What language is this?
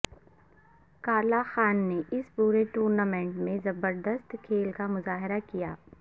Urdu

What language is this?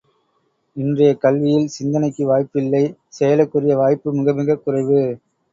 Tamil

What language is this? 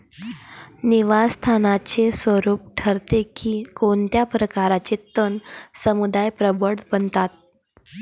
Marathi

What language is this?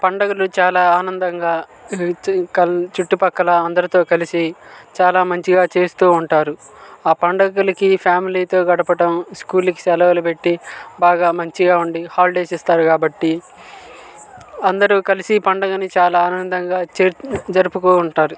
Telugu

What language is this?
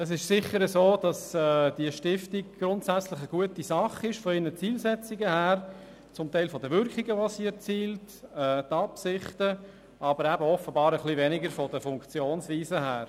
Swiss German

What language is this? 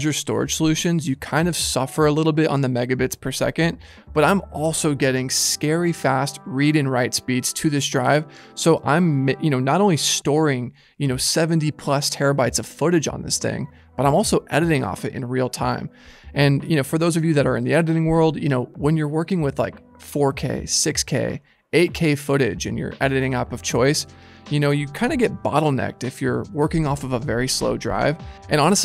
English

